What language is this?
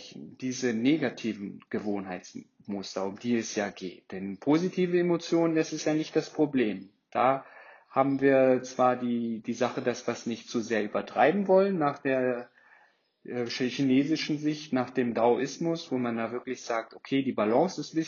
German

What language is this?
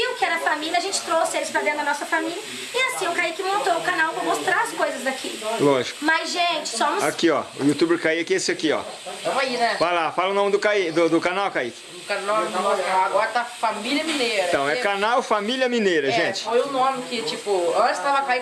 Portuguese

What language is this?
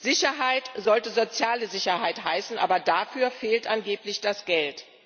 German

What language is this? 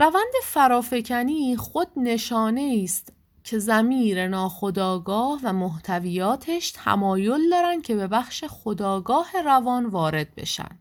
Persian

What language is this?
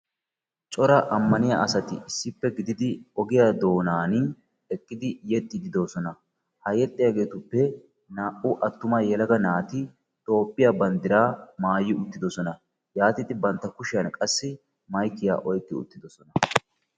Wolaytta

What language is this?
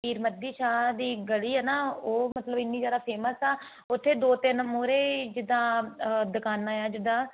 Punjabi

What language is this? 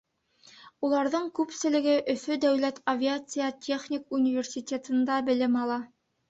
Bashkir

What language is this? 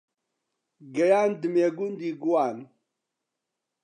Central Kurdish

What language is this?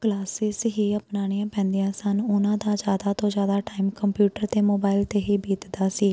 Punjabi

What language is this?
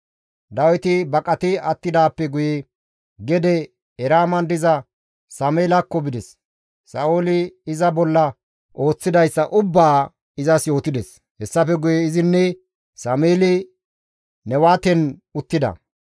Gamo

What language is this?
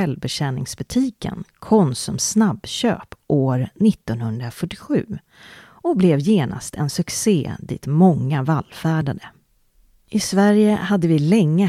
Swedish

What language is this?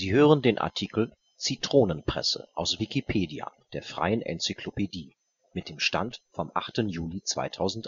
German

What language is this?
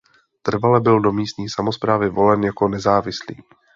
Czech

